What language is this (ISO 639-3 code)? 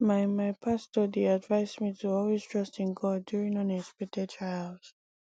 pcm